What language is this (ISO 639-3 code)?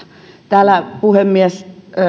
fin